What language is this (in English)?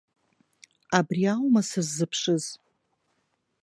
Abkhazian